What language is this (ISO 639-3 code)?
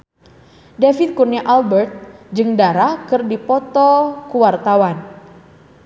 sun